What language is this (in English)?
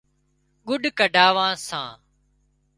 Wadiyara Koli